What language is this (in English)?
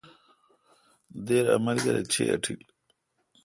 Kalkoti